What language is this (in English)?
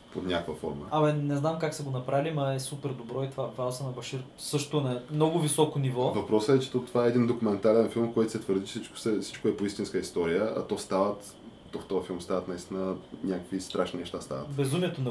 Bulgarian